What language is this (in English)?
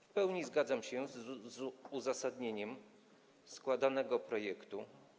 Polish